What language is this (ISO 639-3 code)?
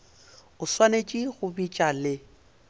nso